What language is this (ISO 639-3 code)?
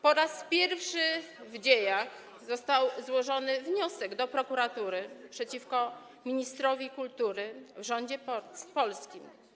pol